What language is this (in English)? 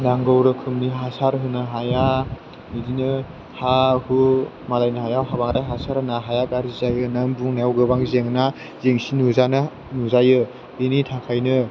Bodo